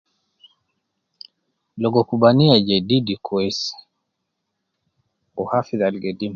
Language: Nubi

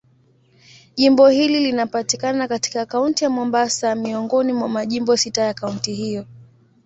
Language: Swahili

